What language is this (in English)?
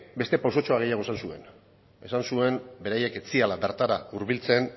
Basque